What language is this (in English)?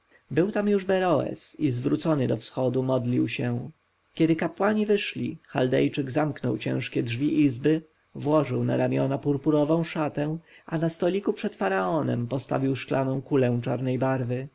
Polish